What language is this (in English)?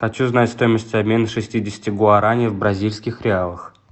Russian